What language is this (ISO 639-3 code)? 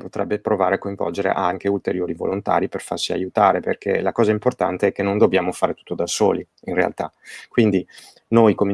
ita